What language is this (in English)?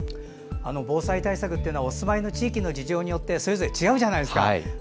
Japanese